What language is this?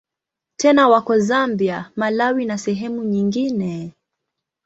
Swahili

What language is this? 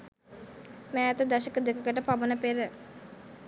Sinhala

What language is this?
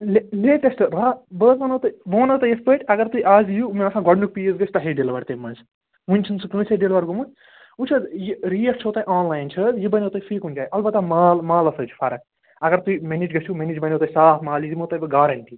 Kashmiri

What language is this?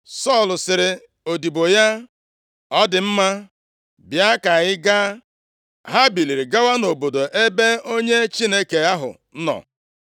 Igbo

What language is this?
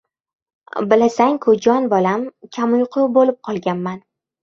Uzbek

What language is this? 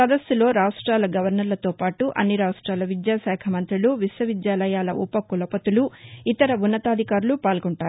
Telugu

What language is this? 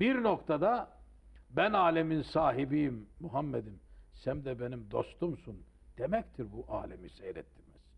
Turkish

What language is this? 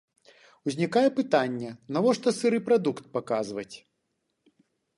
Belarusian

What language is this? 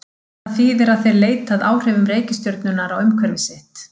Icelandic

